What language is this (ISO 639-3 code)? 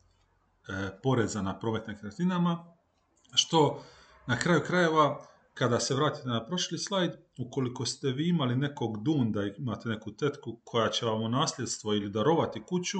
hrv